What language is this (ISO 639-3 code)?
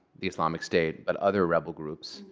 eng